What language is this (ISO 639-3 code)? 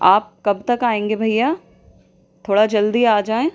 urd